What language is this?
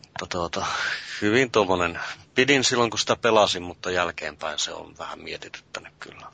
Finnish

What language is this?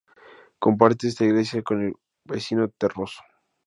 Spanish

